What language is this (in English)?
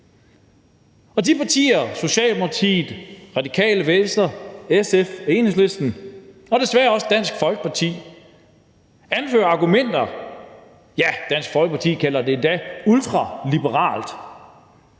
Danish